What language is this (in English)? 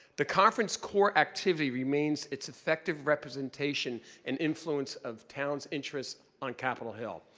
English